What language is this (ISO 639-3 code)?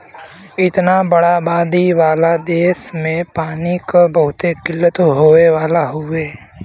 bho